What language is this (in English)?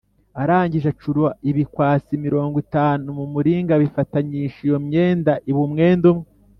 Kinyarwanda